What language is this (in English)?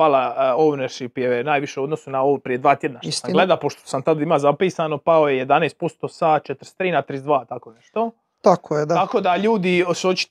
Croatian